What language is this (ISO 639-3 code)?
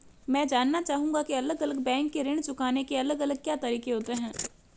hin